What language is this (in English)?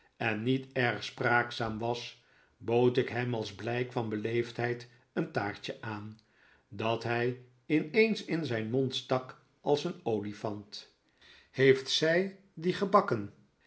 Dutch